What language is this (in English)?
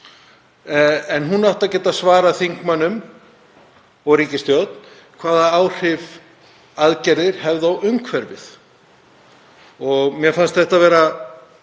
Icelandic